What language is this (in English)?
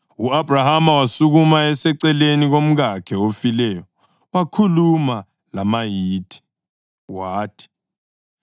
North Ndebele